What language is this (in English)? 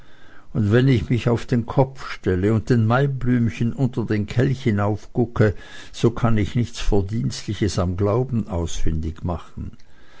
German